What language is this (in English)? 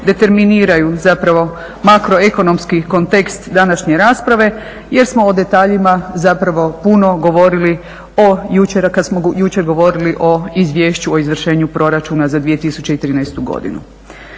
Croatian